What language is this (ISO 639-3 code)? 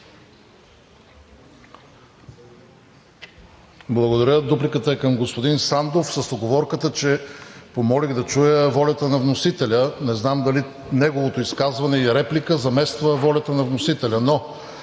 bul